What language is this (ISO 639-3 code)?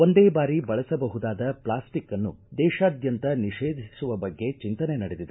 kan